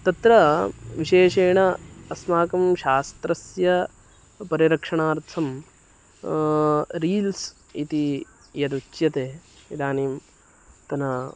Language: Sanskrit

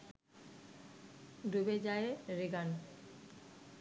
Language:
Bangla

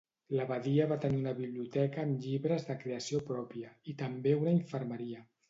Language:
Catalan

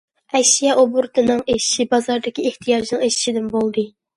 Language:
Uyghur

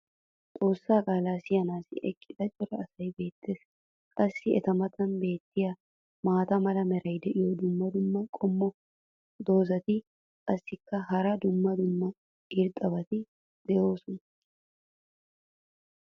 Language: Wolaytta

